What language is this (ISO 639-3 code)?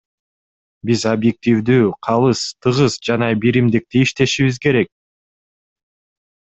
kir